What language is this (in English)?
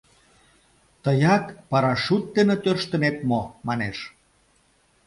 Mari